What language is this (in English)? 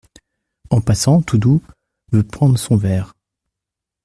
French